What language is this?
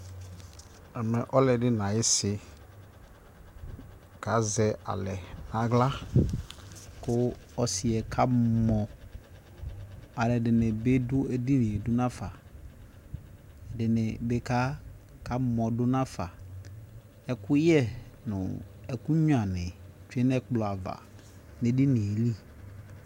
Ikposo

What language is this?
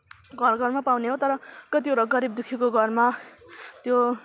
Nepali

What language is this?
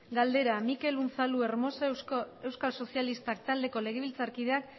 Basque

